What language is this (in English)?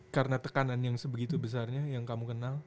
Indonesian